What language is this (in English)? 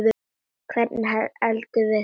Icelandic